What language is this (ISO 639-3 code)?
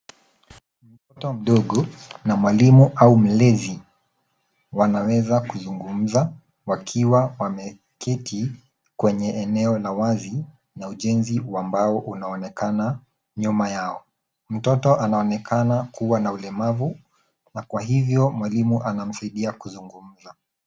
swa